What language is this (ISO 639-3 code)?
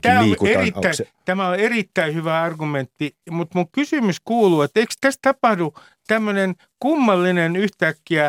fin